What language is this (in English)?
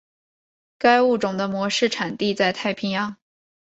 Chinese